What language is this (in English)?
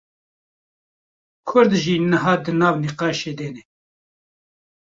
Kurdish